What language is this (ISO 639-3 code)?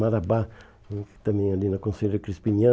por